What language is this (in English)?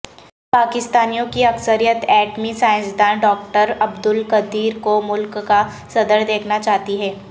Urdu